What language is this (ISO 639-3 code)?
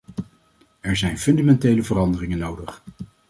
nld